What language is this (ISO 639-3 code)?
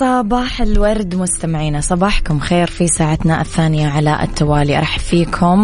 ara